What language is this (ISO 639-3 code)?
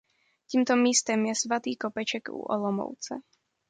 ces